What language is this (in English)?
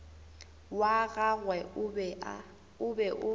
Northern Sotho